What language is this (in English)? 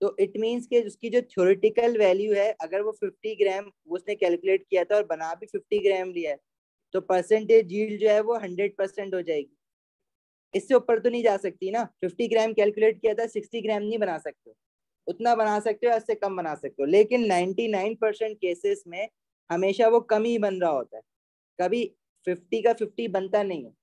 Hindi